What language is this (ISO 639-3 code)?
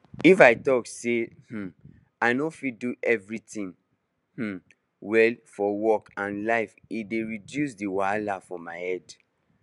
pcm